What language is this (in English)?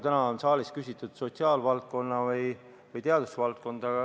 Estonian